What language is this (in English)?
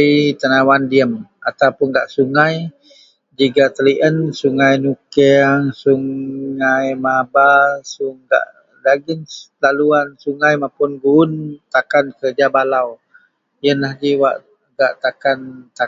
Central Melanau